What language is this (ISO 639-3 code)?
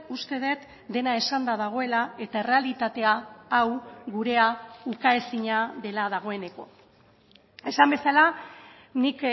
eus